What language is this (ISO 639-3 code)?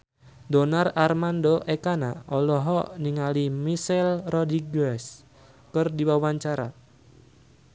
sun